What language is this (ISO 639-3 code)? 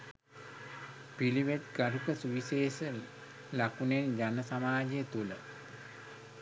sin